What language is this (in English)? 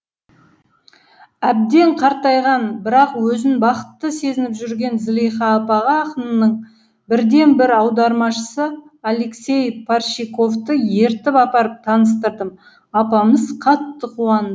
Kazakh